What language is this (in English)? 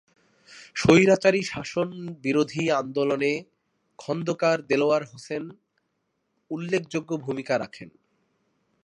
Bangla